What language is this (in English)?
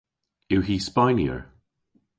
Cornish